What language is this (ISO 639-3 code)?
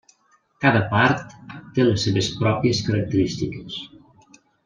cat